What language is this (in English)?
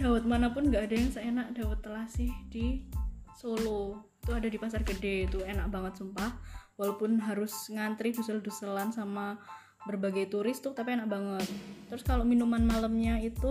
Indonesian